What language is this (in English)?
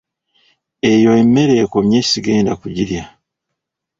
Ganda